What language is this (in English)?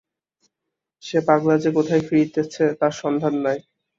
Bangla